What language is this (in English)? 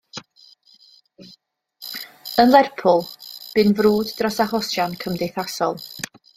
Welsh